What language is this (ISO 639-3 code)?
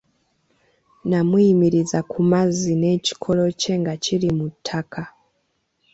lug